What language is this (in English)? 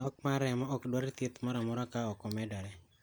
Luo (Kenya and Tanzania)